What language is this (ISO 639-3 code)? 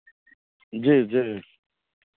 mai